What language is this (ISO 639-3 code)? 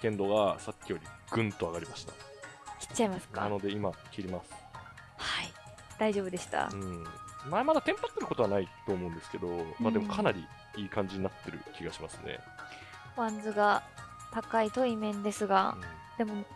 jpn